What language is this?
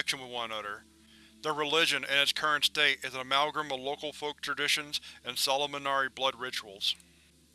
English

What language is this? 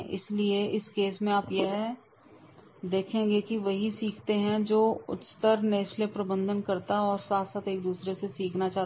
Hindi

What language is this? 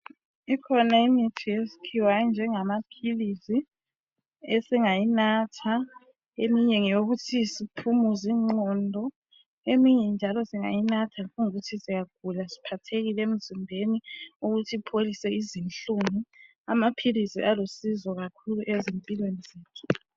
North Ndebele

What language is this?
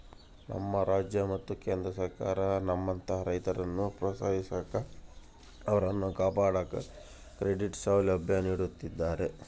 Kannada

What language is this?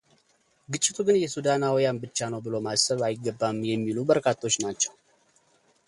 Amharic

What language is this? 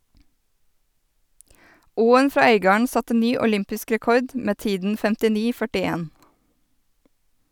Norwegian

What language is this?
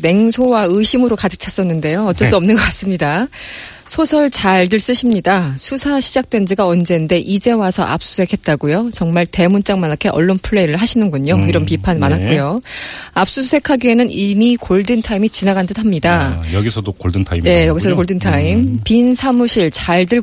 Korean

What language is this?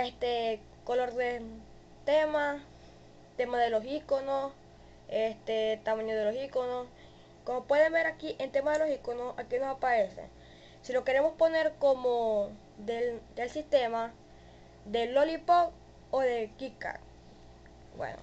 Spanish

